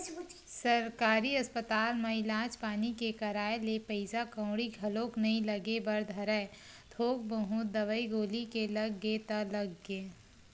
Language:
Chhattisgarhi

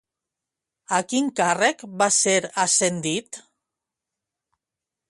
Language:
Catalan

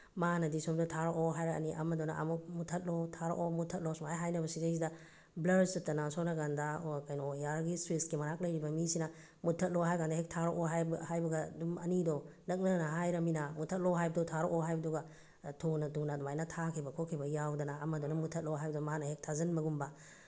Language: Manipuri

